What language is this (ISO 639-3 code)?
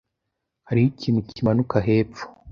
kin